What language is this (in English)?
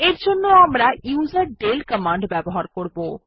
Bangla